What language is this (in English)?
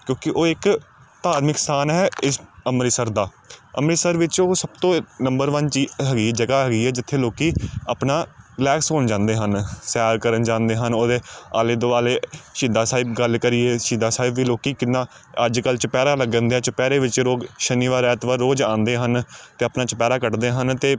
Punjabi